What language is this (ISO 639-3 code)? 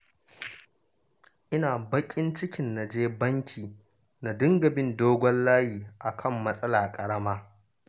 hau